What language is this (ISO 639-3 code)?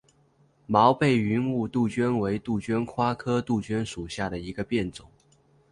zho